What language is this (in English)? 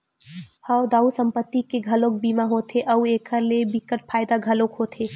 Chhattisgarhi